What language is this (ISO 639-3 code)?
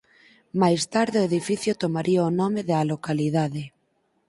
glg